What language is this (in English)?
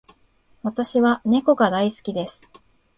Japanese